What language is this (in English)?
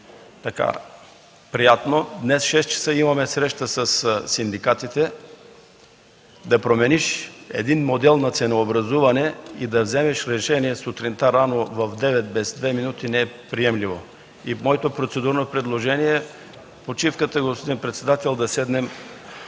Bulgarian